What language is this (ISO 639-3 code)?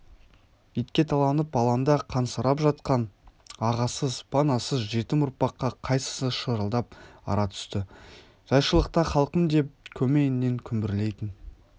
kaz